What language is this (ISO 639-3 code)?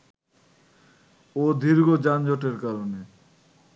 ben